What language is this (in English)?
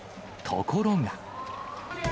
Japanese